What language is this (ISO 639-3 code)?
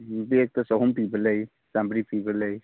mni